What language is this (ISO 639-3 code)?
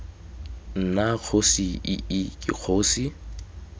tsn